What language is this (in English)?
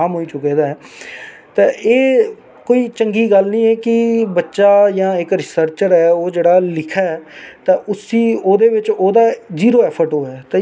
Dogri